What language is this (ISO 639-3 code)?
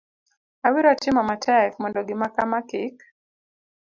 luo